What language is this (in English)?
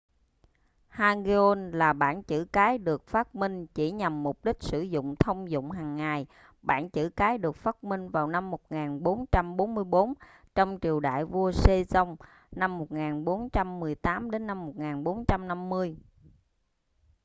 Vietnamese